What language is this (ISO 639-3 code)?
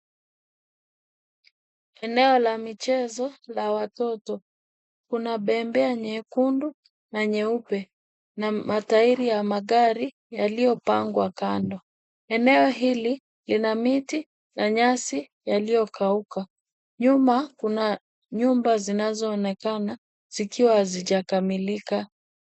swa